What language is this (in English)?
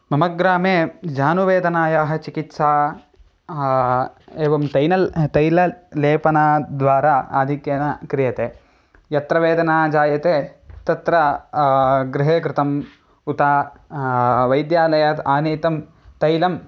Sanskrit